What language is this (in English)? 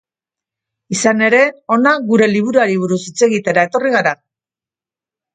Basque